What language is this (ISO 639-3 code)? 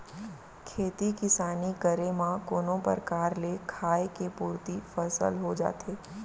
hne